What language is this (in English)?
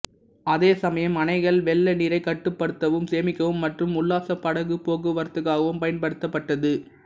Tamil